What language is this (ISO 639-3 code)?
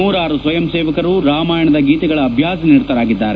kan